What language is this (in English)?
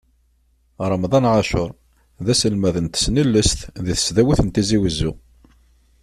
Kabyle